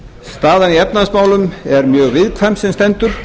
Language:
Icelandic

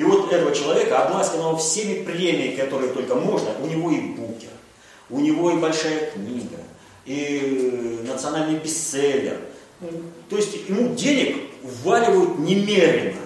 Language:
Russian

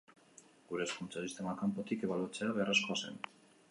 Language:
Basque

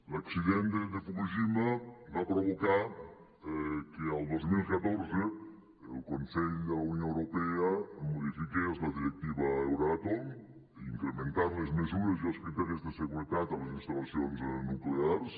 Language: Catalan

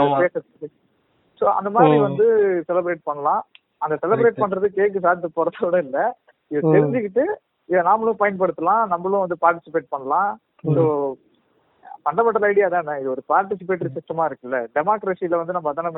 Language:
Tamil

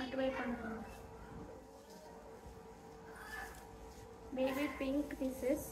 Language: Telugu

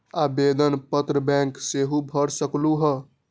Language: Magahi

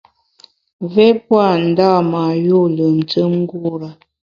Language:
Bamun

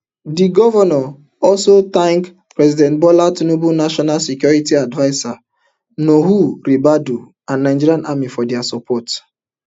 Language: Nigerian Pidgin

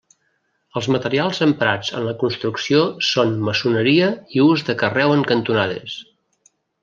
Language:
Catalan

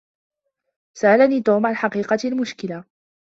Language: Arabic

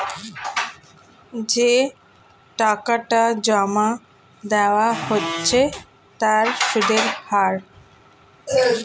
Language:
Bangla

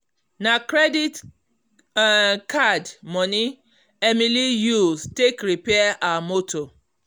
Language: Nigerian Pidgin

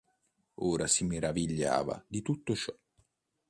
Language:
Italian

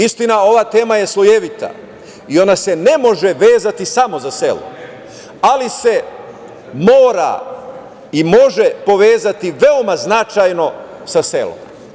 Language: Serbian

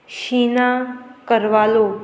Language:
Konkani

